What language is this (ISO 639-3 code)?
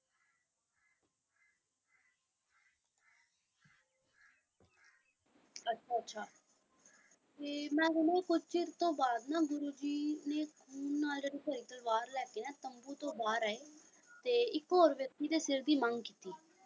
pan